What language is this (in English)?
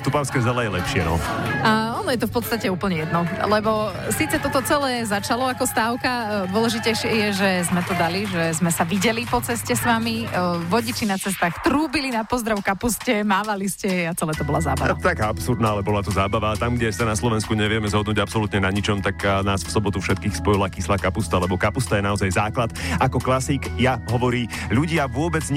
Slovak